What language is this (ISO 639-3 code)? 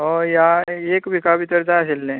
kok